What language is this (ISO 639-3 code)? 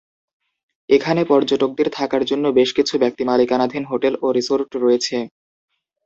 ben